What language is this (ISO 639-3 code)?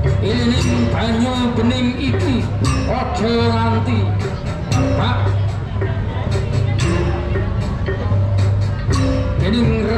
ind